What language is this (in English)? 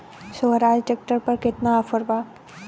Bhojpuri